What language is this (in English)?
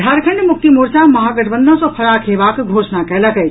Maithili